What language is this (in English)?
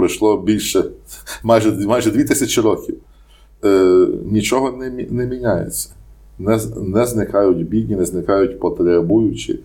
Ukrainian